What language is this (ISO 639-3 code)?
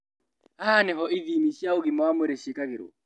kik